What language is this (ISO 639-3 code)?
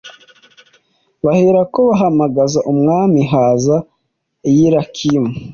kin